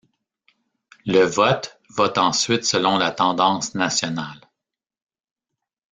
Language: French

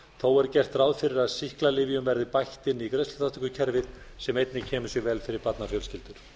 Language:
Icelandic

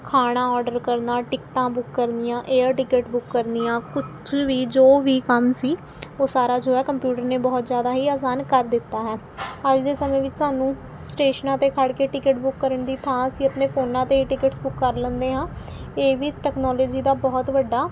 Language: Punjabi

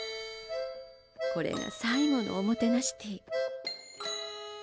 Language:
Japanese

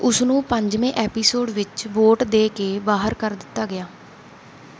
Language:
Punjabi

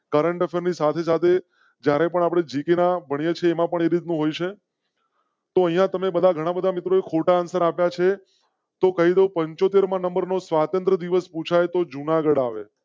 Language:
Gujarati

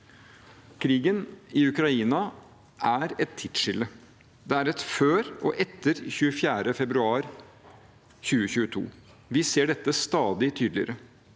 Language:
Norwegian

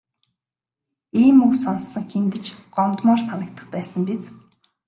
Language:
Mongolian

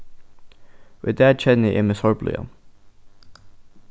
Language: Faroese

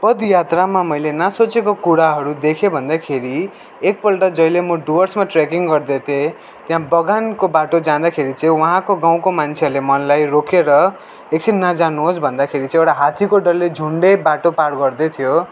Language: Nepali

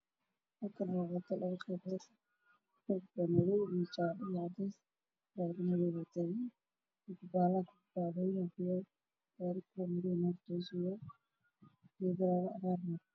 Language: Somali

